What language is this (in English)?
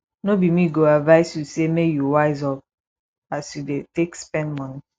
Nigerian Pidgin